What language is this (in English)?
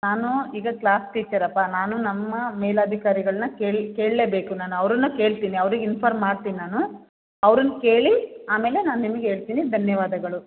Kannada